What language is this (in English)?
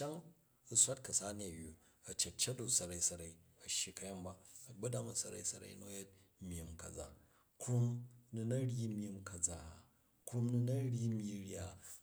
Jju